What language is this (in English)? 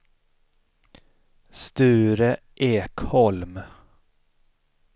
Swedish